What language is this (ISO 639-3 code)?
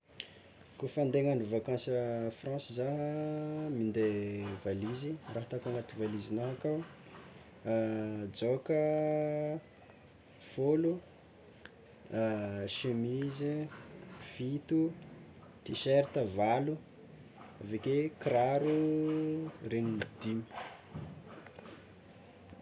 xmw